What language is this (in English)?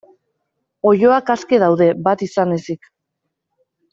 Basque